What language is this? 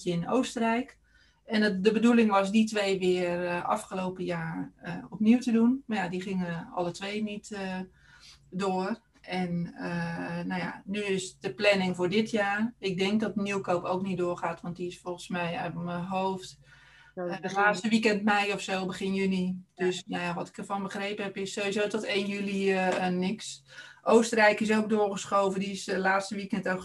Dutch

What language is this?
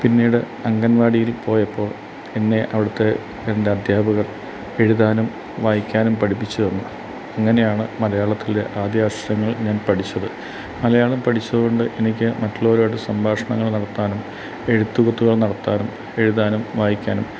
Malayalam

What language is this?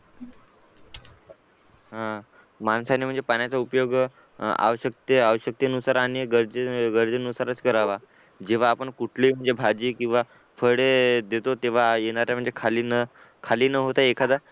Marathi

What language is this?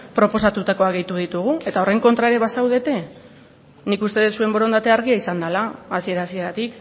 Basque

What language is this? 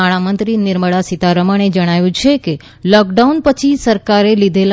Gujarati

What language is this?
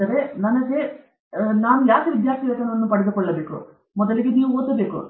Kannada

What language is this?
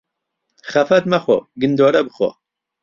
Central Kurdish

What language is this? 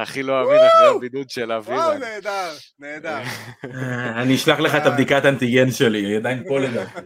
Hebrew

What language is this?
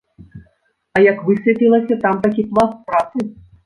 Belarusian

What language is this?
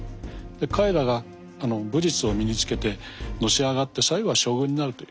Japanese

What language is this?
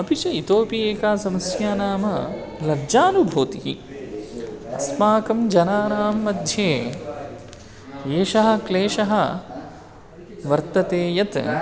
Sanskrit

